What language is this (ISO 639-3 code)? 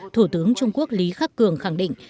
vie